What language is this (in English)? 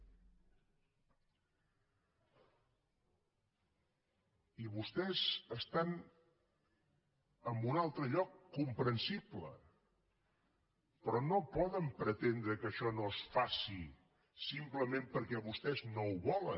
Catalan